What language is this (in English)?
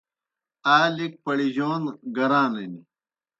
Kohistani Shina